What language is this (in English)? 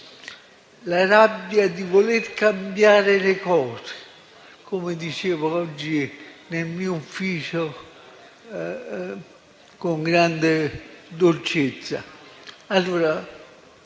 Italian